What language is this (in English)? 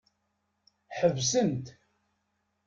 Kabyle